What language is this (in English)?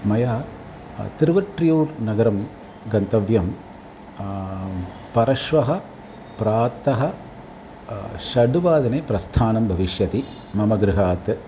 Sanskrit